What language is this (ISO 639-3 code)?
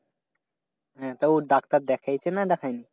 ben